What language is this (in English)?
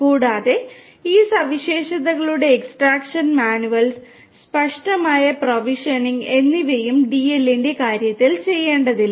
Malayalam